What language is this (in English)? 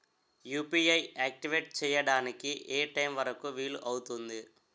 Telugu